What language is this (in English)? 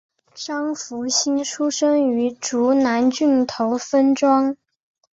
Chinese